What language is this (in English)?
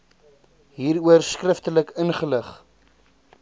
Afrikaans